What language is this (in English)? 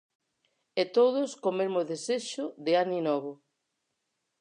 Galician